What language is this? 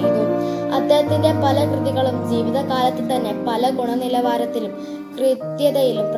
Romanian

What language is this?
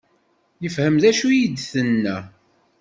Kabyle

